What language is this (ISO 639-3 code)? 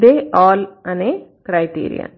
tel